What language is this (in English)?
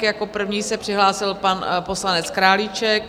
Czech